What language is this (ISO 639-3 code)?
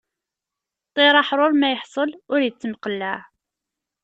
kab